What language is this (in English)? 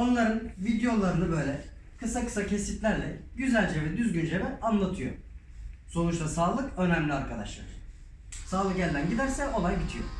Turkish